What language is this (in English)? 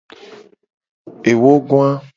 Gen